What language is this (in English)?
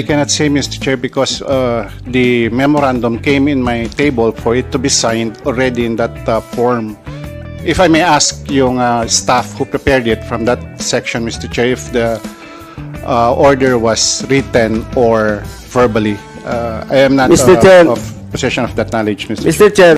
Filipino